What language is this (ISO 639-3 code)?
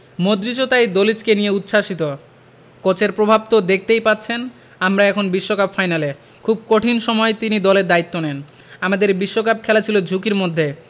ben